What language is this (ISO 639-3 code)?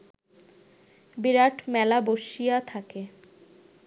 ben